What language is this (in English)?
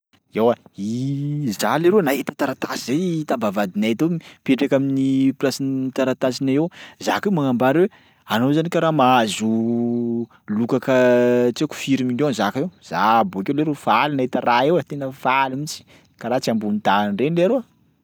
Sakalava Malagasy